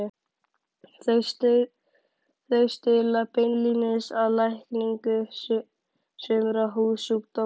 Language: Icelandic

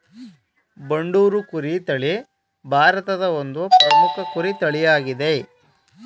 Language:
Kannada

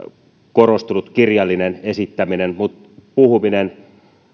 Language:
Finnish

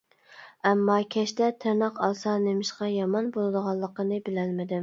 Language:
Uyghur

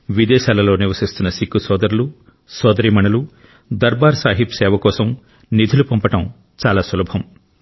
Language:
Telugu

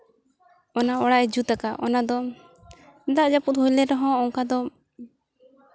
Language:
Santali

